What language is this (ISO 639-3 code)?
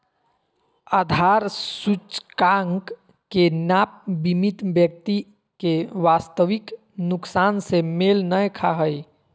mag